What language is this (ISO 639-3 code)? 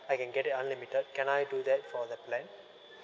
eng